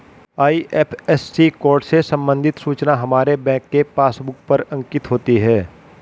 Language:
Hindi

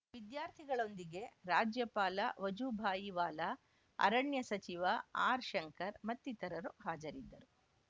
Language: Kannada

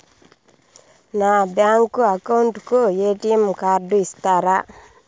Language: Telugu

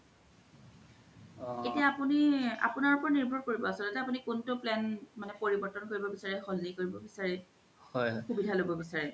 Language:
Assamese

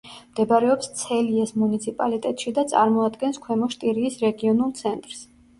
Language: Georgian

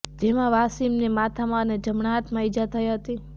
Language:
Gujarati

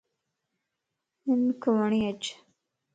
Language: Lasi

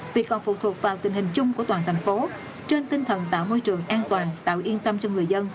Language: Vietnamese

